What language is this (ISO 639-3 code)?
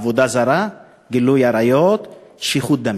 heb